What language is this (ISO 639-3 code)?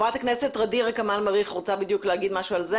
heb